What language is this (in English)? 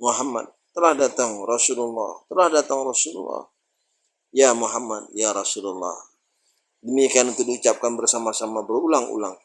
Indonesian